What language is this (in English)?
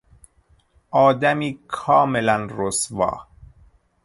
Persian